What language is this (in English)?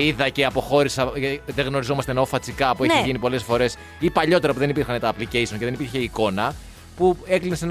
Greek